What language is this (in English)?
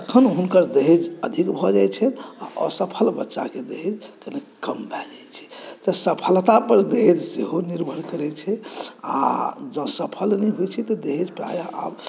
Maithili